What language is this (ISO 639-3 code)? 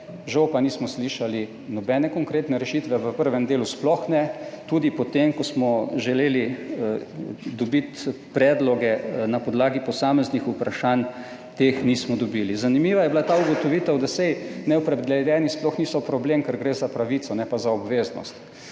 slv